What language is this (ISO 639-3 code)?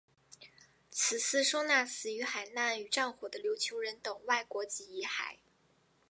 zho